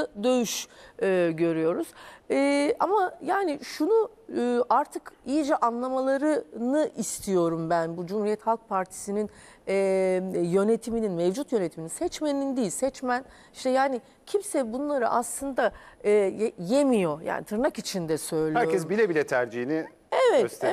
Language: Turkish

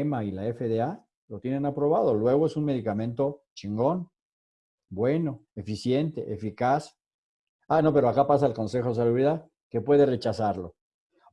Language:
Spanish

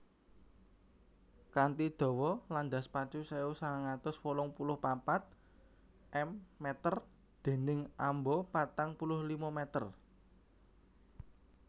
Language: Javanese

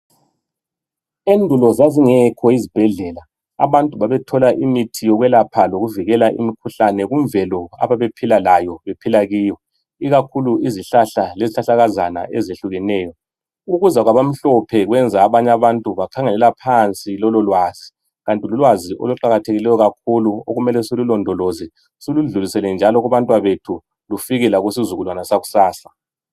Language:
North Ndebele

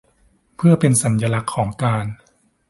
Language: Thai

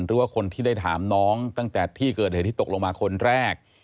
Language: Thai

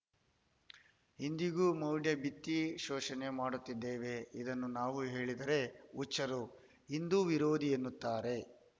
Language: Kannada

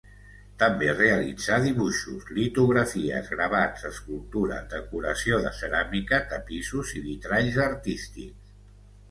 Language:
Catalan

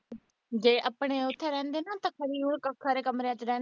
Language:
Punjabi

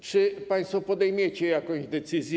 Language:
Polish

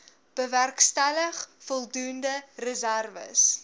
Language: Afrikaans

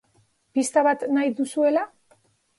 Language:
Basque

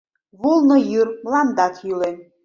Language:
Mari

